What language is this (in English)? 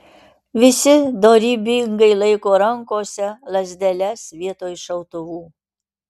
Lithuanian